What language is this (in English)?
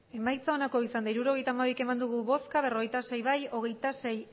Basque